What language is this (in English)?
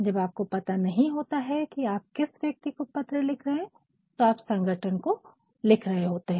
Hindi